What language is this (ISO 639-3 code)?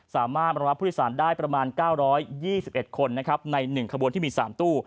tha